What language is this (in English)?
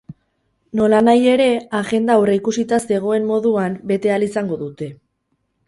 Basque